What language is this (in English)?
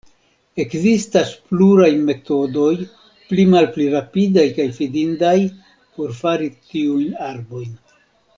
Esperanto